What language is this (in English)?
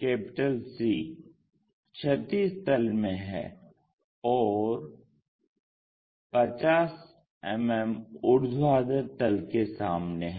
Hindi